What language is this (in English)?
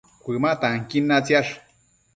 Matsés